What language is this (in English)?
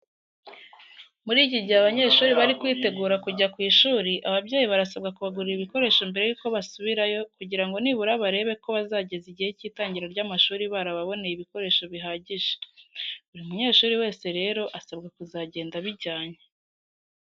Kinyarwanda